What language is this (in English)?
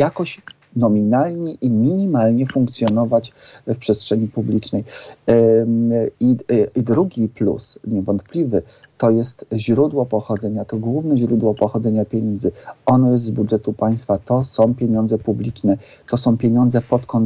Polish